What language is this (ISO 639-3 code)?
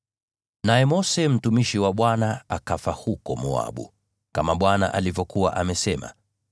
swa